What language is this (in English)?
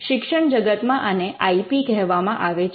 Gujarati